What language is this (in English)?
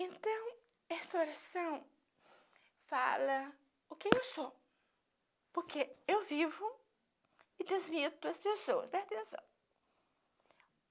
Portuguese